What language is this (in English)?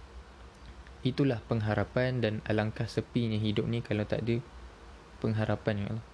Malay